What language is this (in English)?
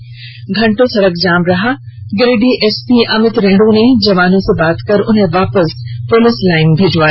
Hindi